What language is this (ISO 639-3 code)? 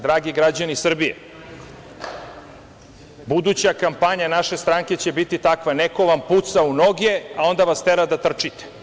srp